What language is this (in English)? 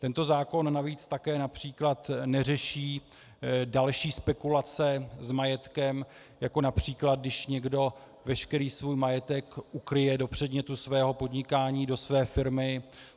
Czech